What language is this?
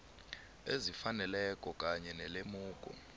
South Ndebele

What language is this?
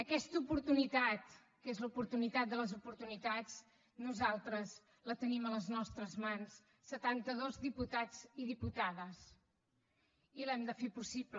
Catalan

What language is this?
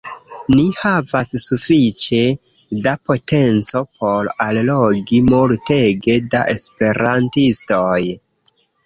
Esperanto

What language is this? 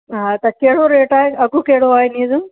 Sindhi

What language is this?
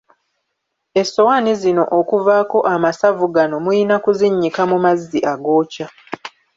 Ganda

